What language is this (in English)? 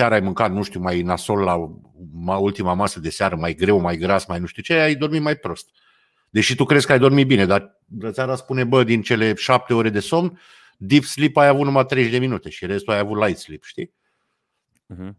Romanian